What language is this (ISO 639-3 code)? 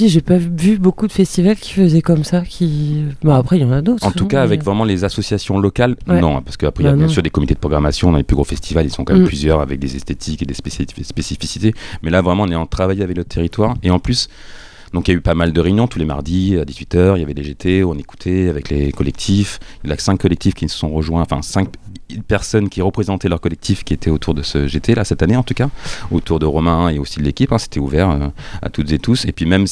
fra